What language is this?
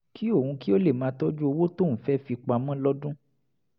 Yoruba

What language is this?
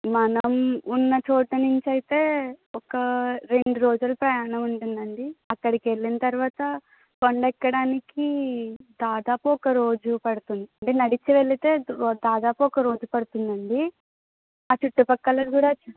Telugu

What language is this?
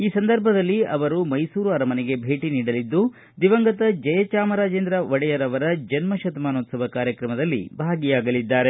Kannada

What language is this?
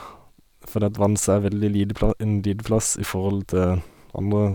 Norwegian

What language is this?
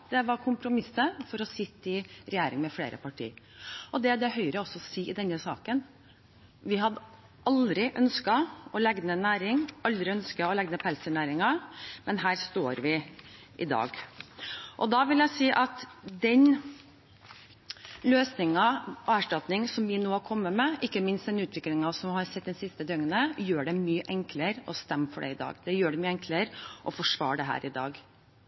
Norwegian Bokmål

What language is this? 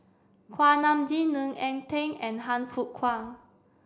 English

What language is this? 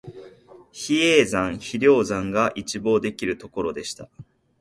Japanese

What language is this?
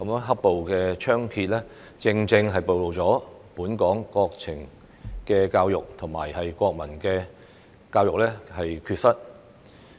Cantonese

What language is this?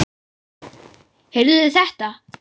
Icelandic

